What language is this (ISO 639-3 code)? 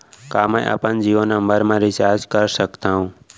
hne